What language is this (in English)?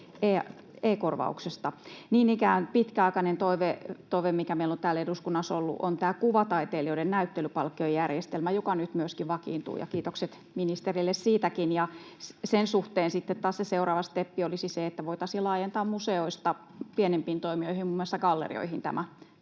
Finnish